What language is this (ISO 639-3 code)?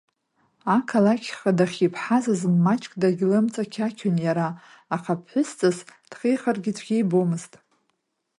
abk